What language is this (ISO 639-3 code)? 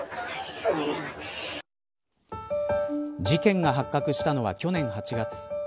jpn